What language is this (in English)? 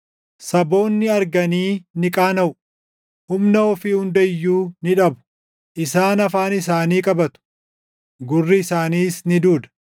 Oromo